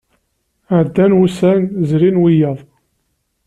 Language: Kabyle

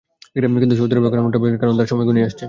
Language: Bangla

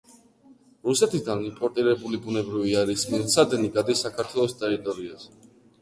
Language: Georgian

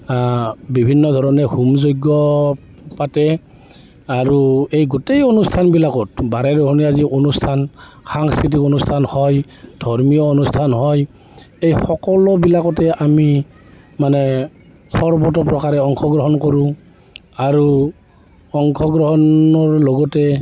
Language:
Assamese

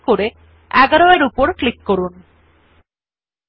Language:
Bangla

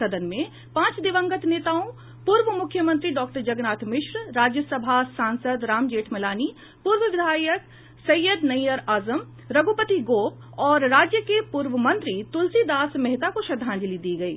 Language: Hindi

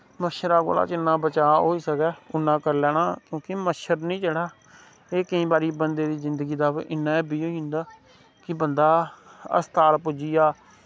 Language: Dogri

